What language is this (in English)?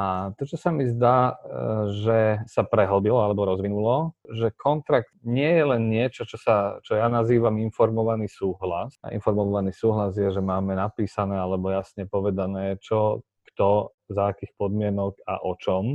Slovak